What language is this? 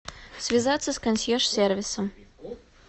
Russian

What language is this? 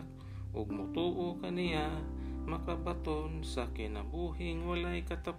Filipino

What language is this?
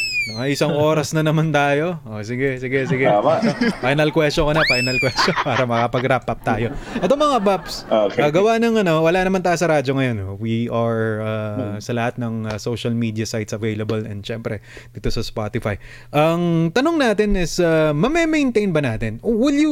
Filipino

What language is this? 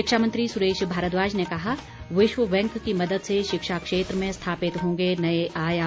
Hindi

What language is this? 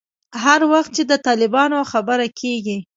Pashto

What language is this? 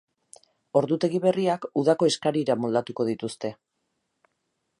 Basque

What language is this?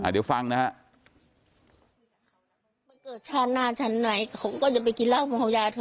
Thai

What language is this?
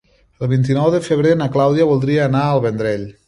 Catalan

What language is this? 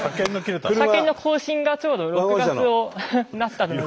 Japanese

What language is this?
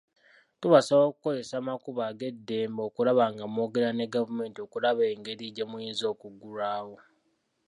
Ganda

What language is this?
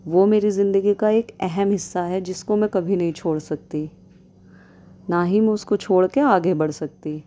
Urdu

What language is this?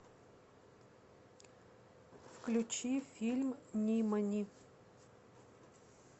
Russian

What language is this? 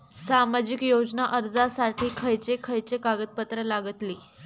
Marathi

